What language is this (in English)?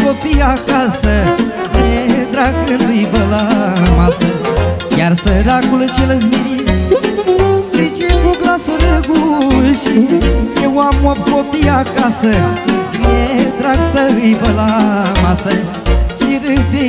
Romanian